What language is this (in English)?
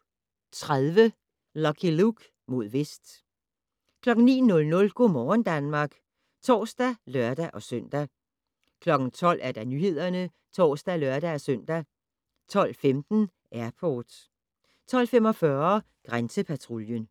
Danish